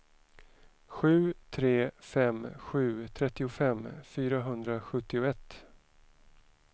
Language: Swedish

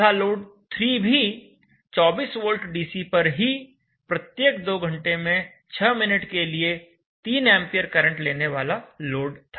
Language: Hindi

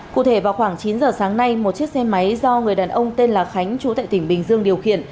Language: Vietnamese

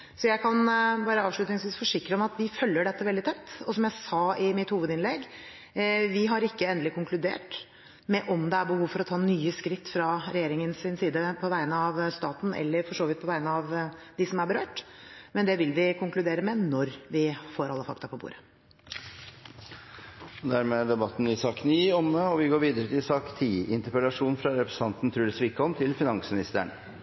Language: Norwegian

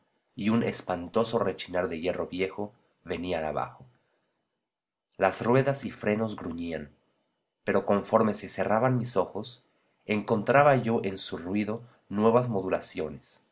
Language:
Spanish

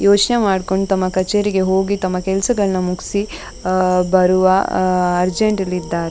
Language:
Kannada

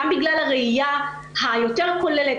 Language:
Hebrew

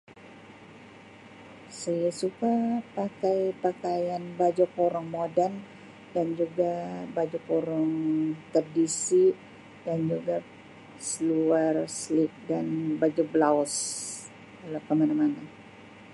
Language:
Sabah Malay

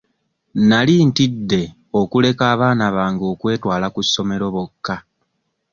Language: Ganda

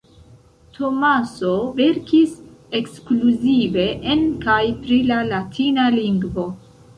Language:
Esperanto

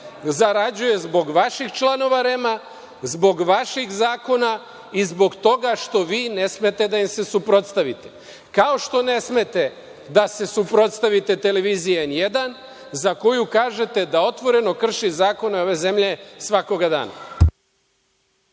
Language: Serbian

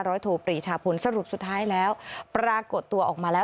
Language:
Thai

